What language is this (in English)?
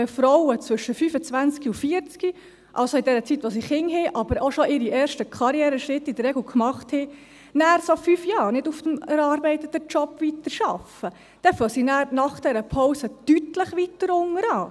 Swiss German